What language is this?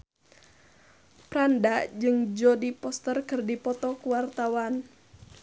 Sundanese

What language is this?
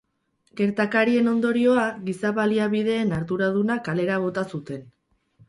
Basque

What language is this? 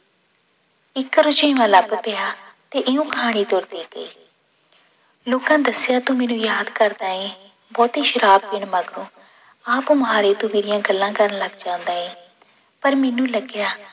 Punjabi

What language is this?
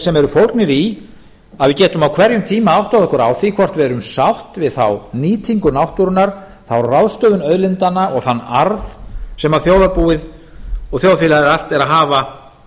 Icelandic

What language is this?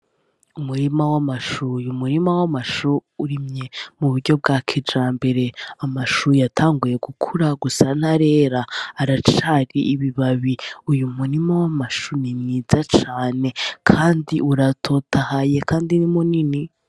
Rundi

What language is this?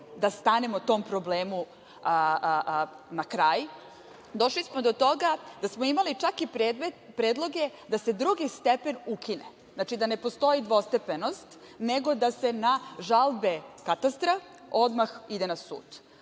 Serbian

